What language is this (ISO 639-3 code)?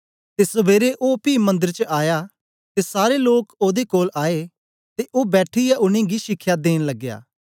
doi